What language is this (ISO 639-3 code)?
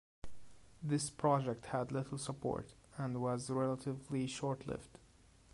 eng